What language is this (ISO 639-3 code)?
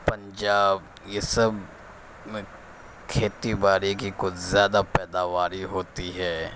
urd